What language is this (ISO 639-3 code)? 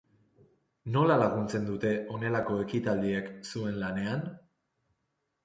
eus